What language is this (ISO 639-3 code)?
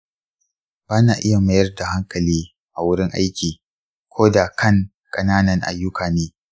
hau